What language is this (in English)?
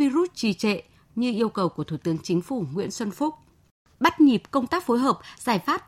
Vietnamese